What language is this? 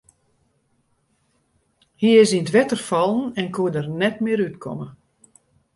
Western Frisian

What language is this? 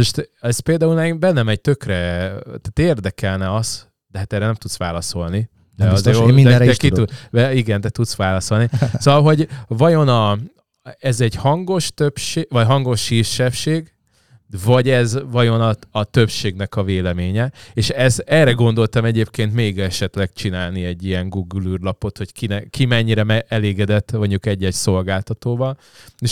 Hungarian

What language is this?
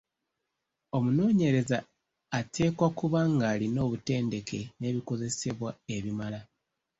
Ganda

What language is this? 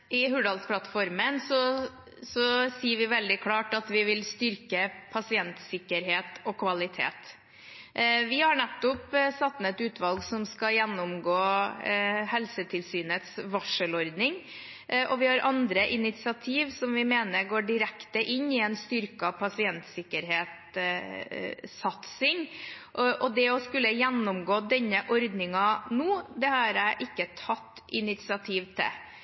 Norwegian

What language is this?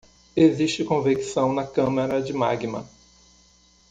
Portuguese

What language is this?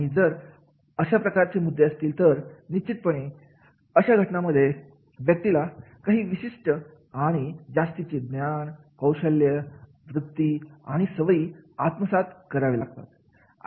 Marathi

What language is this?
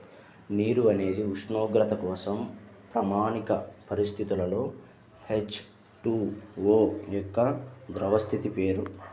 Telugu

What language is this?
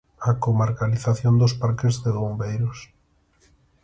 Galician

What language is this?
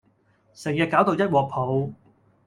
Cantonese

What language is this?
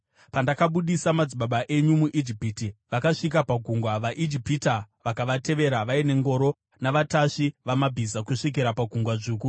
Shona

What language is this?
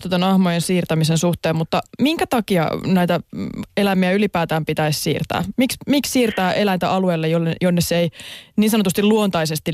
Finnish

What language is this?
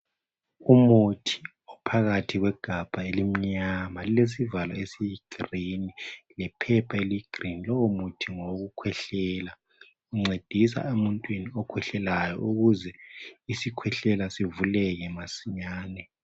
North Ndebele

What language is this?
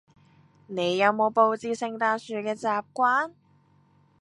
Cantonese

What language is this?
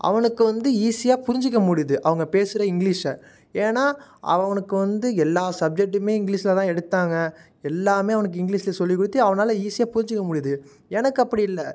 Tamil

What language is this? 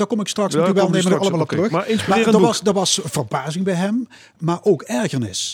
Dutch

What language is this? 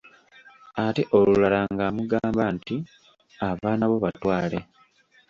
Ganda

